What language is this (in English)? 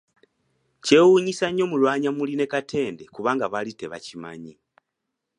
Ganda